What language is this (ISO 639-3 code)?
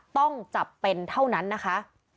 tha